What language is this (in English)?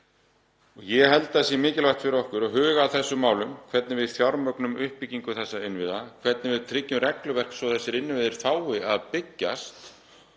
Icelandic